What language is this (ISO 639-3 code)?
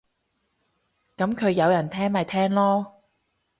yue